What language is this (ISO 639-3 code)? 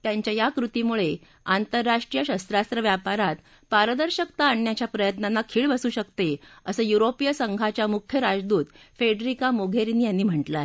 mar